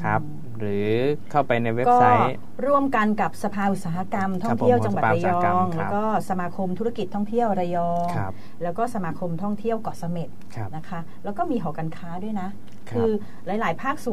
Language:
Thai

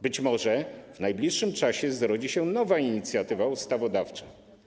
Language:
Polish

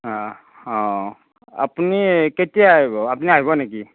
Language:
Assamese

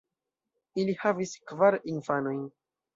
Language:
Esperanto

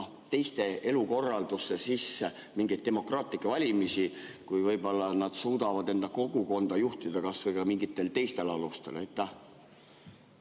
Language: Estonian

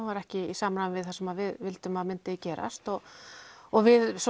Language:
Icelandic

